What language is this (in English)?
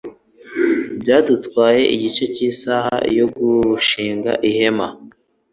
Kinyarwanda